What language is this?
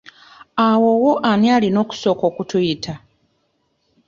Ganda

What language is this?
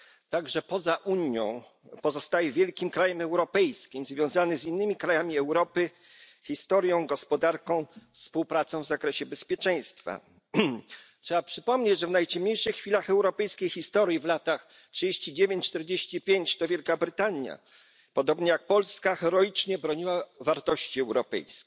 Polish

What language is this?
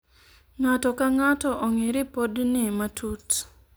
Luo (Kenya and Tanzania)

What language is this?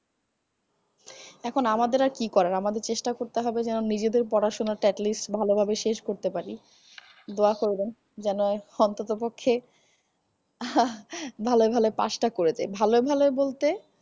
Bangla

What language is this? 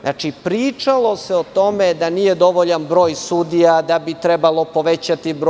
Serbian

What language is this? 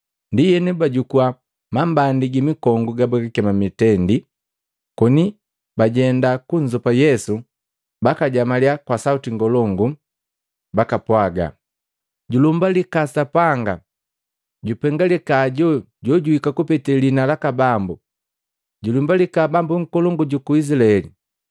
Matengo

